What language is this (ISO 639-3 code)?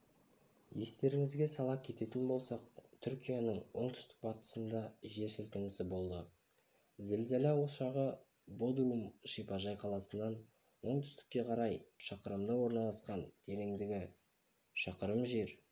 kaz